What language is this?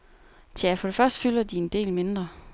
Danish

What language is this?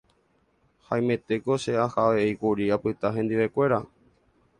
Guarani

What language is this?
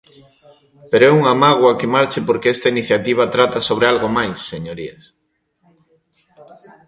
Galician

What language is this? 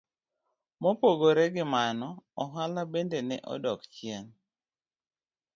Luo (Kenya and Tanzania)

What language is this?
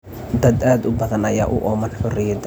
Somali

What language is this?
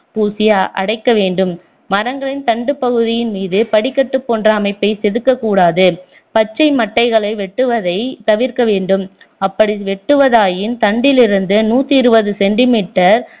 Tamil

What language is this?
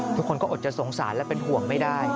Thai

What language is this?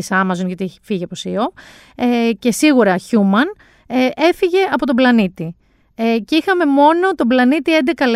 Greek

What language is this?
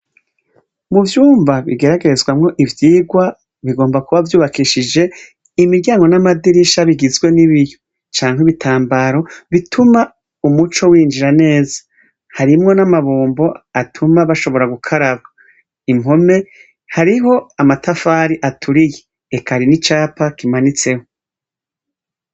Rundi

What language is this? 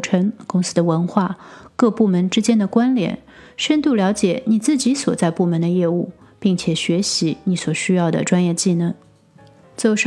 Chinese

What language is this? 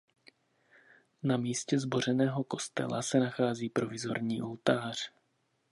Czech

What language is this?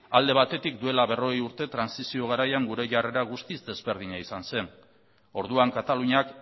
Basque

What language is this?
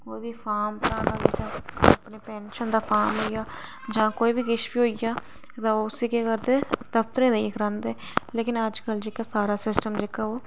Dogri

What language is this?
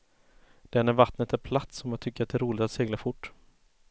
Swedish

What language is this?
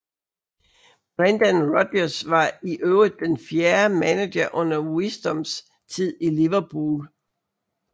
Danish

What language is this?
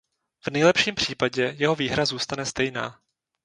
Czech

